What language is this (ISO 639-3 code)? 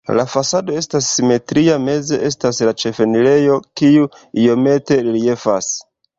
epo